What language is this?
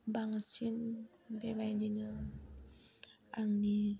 Bodo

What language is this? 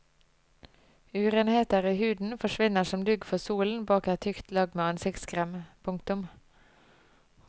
Norwegian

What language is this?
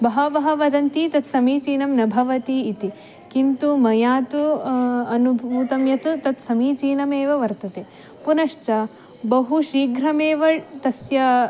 Sanskrit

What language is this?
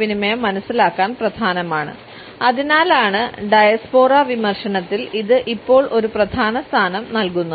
Malayalam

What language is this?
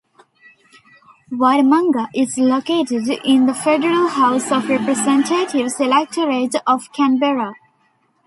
English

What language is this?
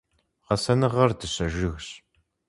Kabardian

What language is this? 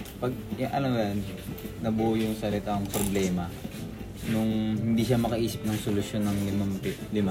Filipino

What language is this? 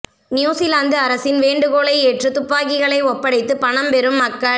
Tamil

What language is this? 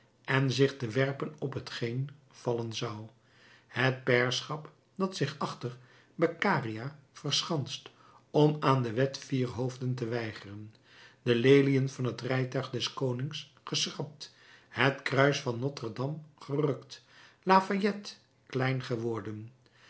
Dutch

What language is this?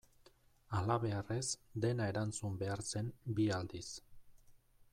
Basque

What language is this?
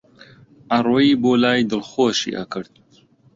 Central Kurdish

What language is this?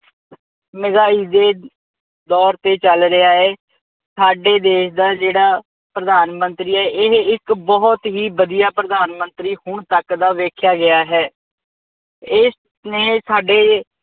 Punjabi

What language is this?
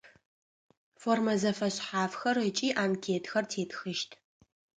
Adyghe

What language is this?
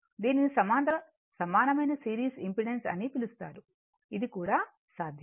Telugu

